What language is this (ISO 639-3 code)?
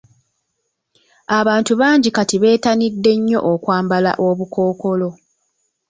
lug